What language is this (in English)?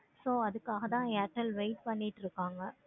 Tamil